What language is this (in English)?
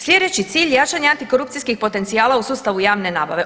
Croatian